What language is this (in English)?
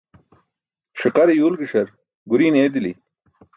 Burushaski